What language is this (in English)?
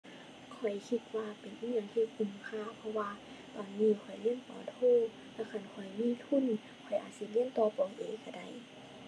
Thai